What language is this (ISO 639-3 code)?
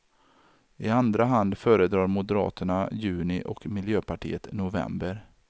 swe